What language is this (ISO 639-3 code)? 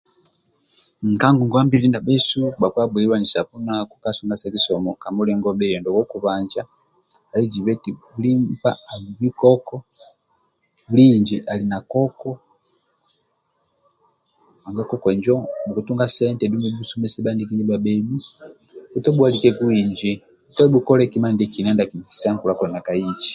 rwm